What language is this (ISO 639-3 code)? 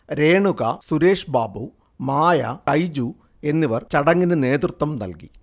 mal